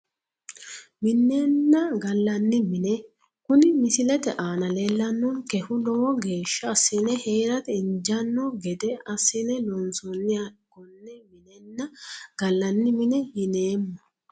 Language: Sidamo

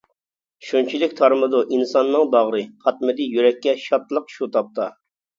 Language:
Uyghur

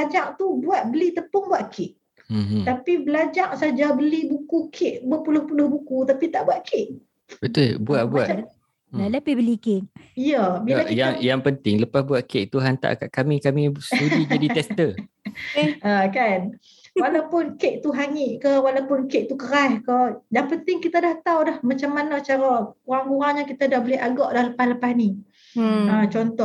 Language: Malay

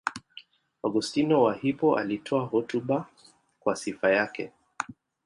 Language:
Swahili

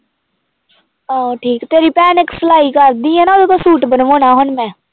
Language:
Punjabi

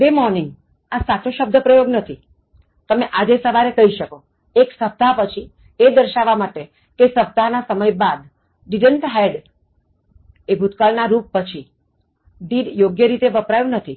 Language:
Gujarati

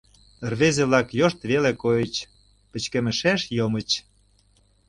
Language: Mari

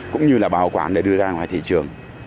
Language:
Vietnamese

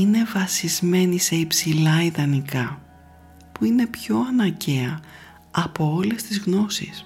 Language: Greek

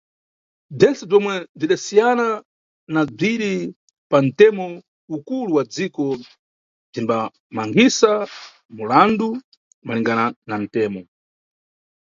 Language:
Nyungwe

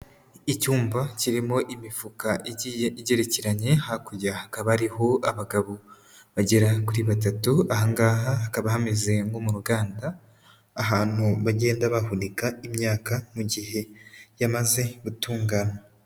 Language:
Kinyarwanda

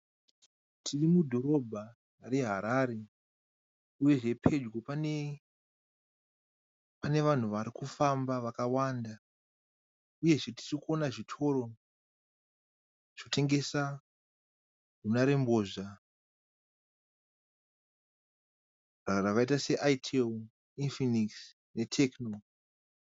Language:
Shona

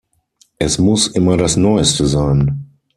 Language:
German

